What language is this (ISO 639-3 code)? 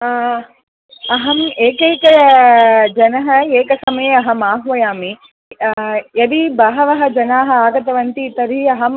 san